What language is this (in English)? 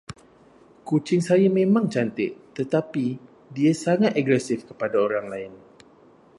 Malay